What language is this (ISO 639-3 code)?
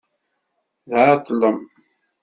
kab